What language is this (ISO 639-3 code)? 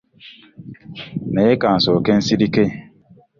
lug